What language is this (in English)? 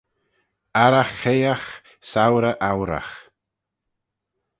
Manx